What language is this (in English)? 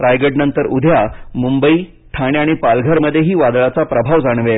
Marathi